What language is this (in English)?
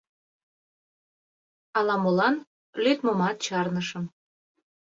Mari